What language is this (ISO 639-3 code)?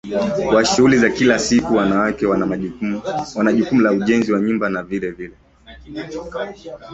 swa